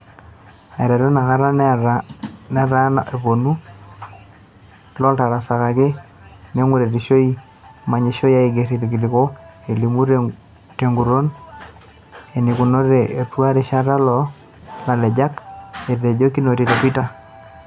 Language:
Masai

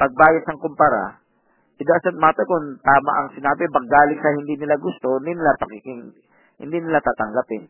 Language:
Filipino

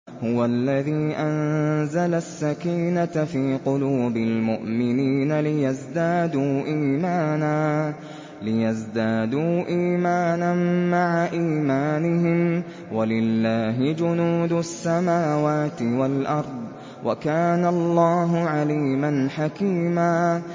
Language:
Arabic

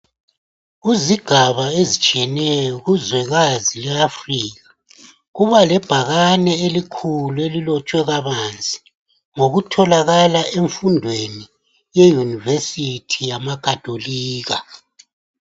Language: North Ndebele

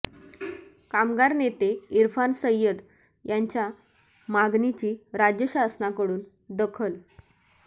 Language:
Marathi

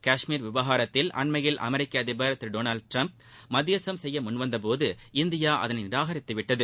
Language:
Tamil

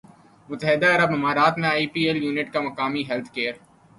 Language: Urdu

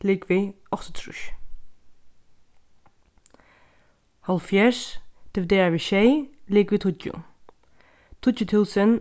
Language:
Faroese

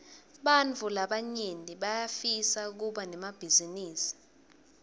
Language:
Swati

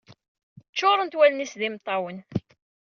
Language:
Kabyle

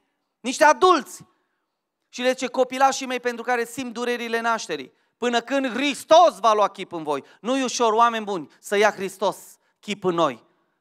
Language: Romanian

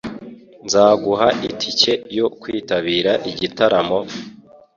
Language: Kinyarwanda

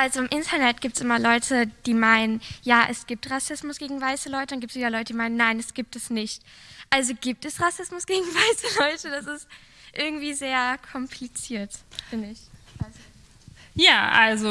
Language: German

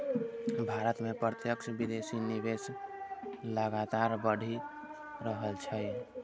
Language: Maithili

